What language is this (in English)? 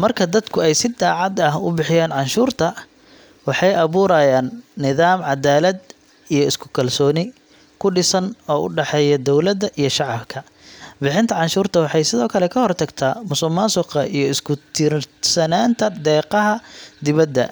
Somali